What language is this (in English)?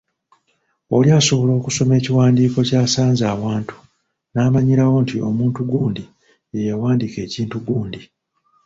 Ganda